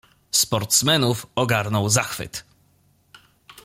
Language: Polish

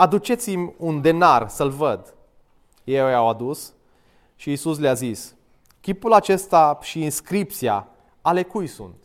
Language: Romanian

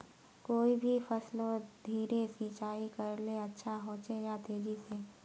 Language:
Magahi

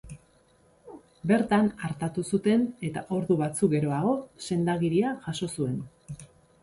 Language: Basque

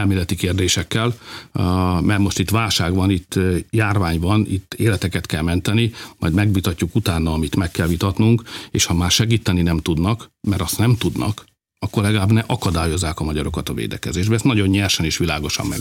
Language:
Hungarian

